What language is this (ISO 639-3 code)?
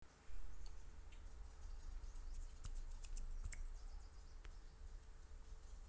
rus